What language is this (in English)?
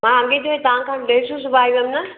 Sindhi